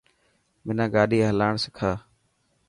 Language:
Dhatki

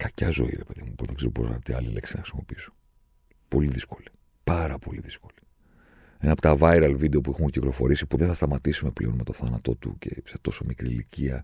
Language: Greek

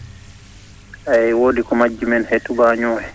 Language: Fula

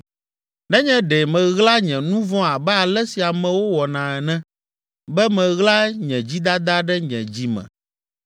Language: Ewe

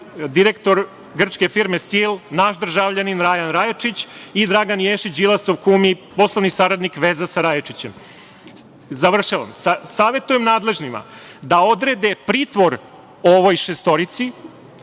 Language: Serbian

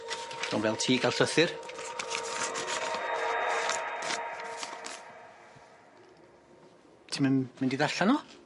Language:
Welsh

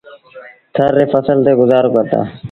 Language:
Sindhi Bhil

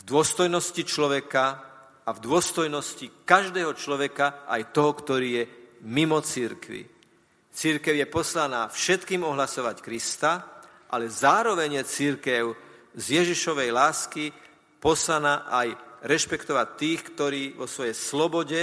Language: Slovak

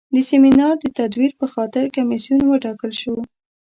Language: Pashto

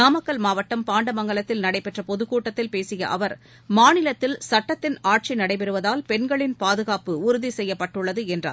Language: Tamil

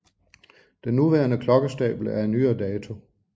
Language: Danish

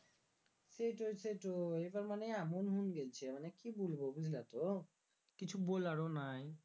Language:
Bangla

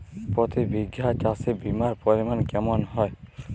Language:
Bangla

